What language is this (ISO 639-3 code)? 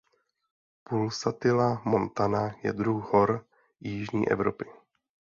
ces